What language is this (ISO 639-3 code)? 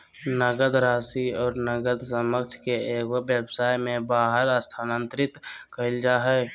mag